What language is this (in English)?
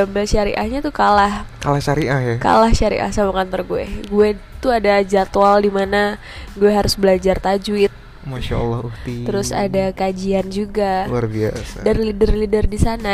Indonesian